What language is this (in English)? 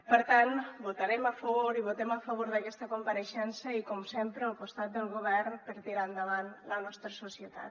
Catalan